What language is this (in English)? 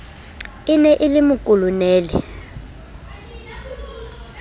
Southern Sotho